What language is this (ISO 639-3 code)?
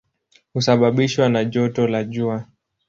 swa